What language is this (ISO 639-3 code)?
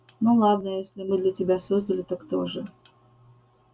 rus